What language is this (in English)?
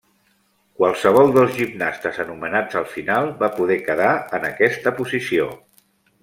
Catalan